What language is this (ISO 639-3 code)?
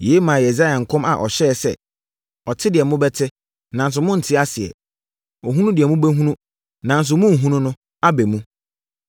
aka